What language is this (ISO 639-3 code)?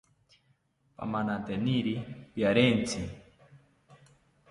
cpy